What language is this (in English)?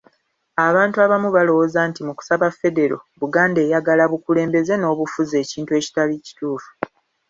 Ganda